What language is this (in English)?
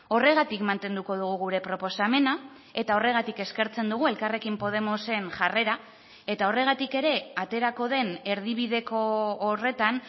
Basque